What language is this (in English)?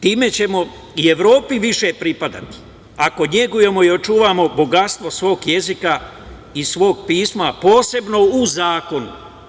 Serbian